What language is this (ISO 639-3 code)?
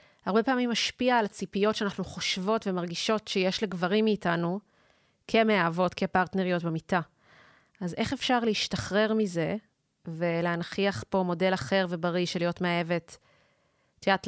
heb